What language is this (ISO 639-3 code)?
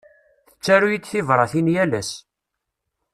kab